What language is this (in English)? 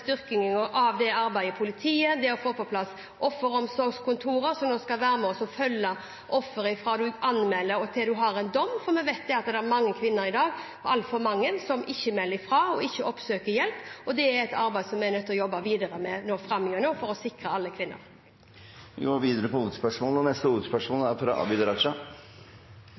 Norwegian Bokmål